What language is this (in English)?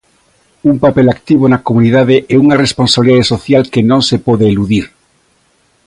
Galician